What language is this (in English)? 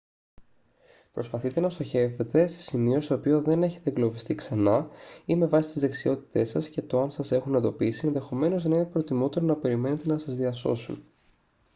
Greek